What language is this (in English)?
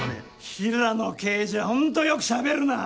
Japanese